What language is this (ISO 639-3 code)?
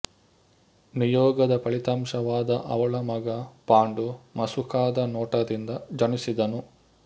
kan